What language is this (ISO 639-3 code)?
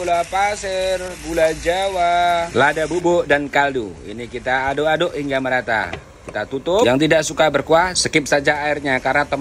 ind